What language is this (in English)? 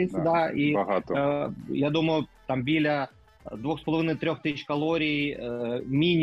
Ukrainian